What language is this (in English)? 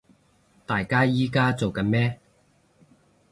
Cantonese